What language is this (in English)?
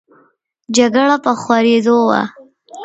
Pashto